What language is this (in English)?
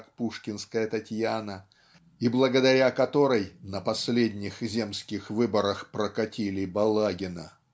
Russian